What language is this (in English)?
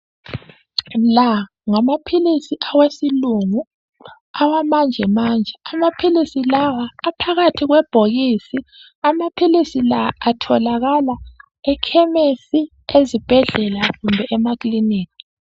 North Ndebele